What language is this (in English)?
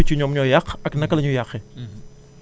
Wolof